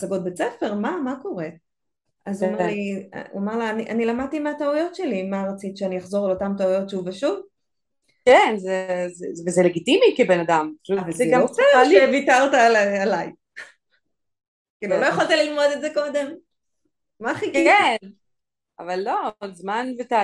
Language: Hebrew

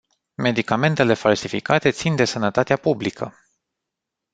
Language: Romanian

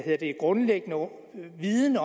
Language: Danish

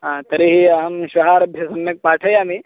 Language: Sanskrit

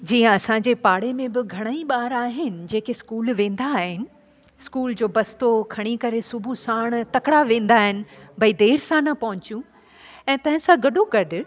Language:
Sindhi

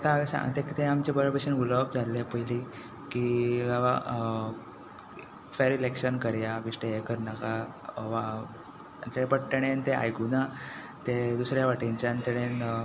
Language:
Konkani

